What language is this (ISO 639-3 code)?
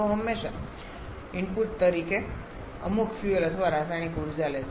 guj